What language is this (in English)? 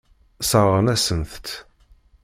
Kabyle